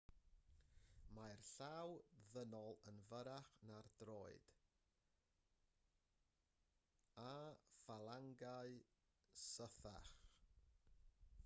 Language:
Welsh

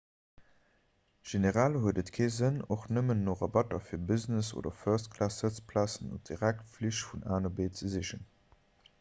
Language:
Luxembourgish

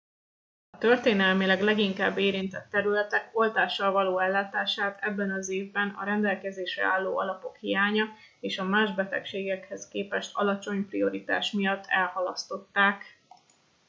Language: Hungarian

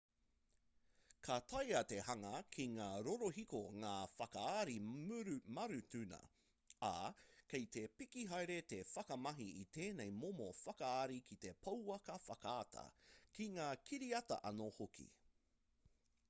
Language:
Māori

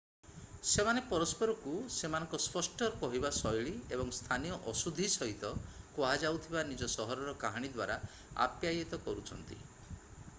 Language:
Odia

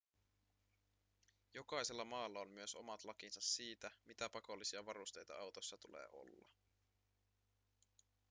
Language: Finnish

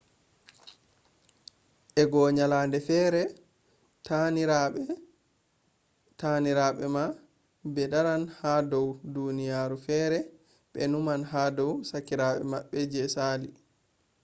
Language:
Fula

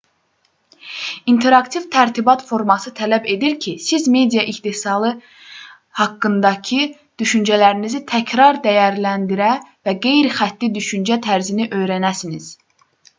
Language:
Azerbaijani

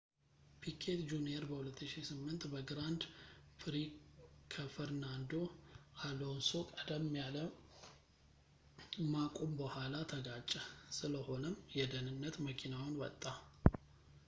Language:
Amharic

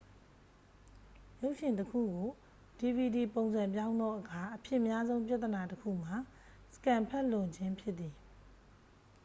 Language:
Burmese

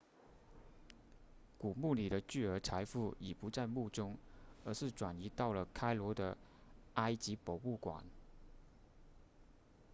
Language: Chinese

